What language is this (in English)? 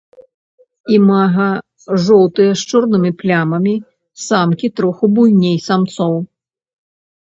Belarusian